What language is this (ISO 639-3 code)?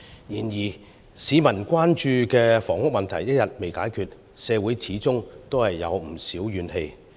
yue